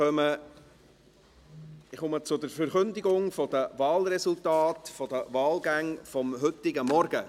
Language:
Swiss German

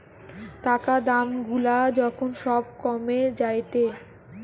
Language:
Bangla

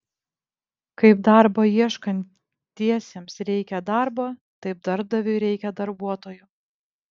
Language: Lithuanian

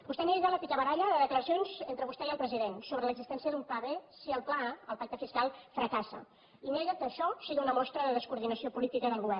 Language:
Catalan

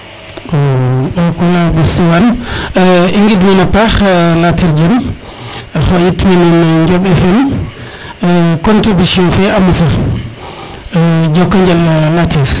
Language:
Serer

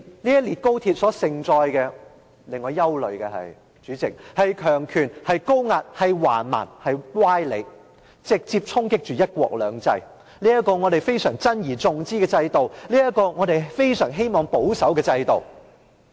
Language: Cantonese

